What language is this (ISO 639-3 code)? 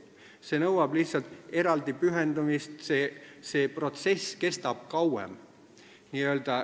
est